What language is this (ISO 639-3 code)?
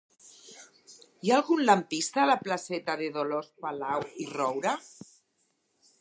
cat